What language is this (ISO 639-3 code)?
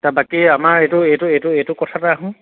asm